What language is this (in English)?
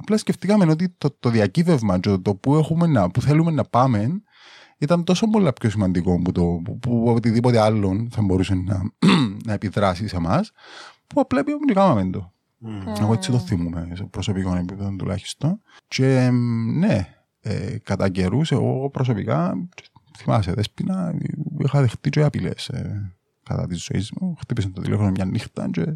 Greek